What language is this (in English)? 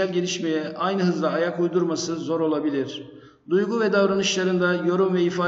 Turkish